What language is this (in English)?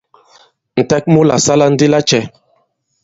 Bankon